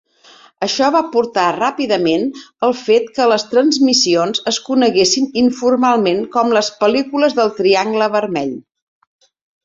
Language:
Catalan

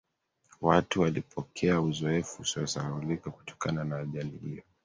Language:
Swahili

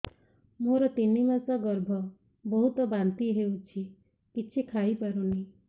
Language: Odia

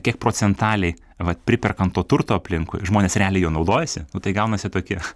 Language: Lithuanian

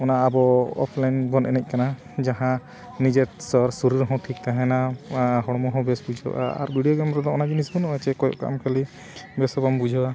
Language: Santali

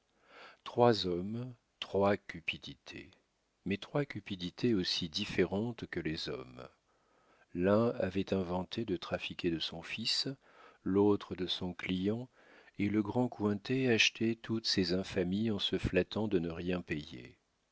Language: French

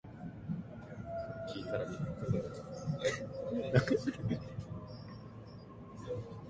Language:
Japanese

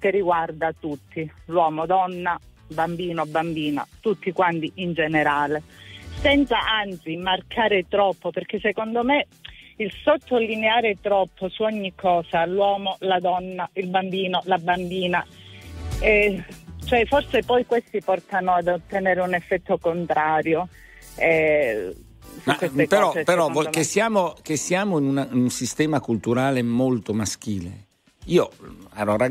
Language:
Italian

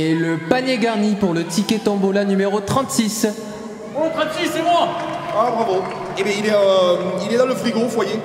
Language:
French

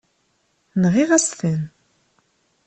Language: Kabyle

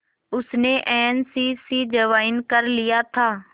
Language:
Hindi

